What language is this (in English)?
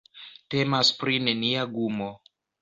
Esperanto